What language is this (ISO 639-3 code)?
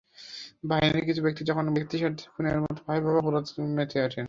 ben